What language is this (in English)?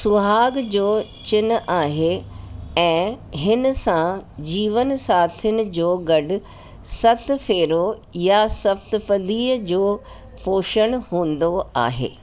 Sindhi